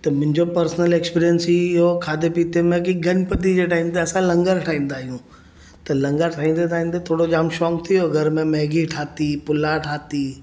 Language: Sindhi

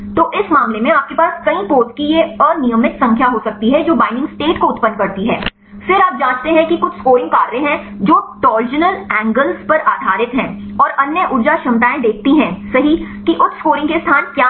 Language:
Hindi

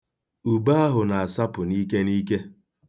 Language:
Igbo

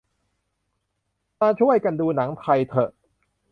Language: Thai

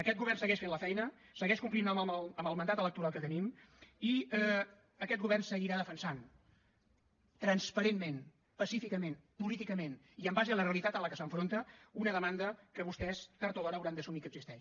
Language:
Catalan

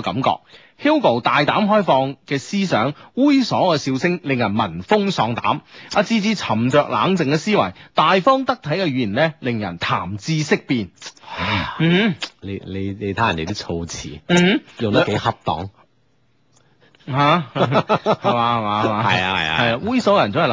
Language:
Chinese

